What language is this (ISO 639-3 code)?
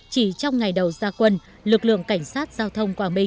vie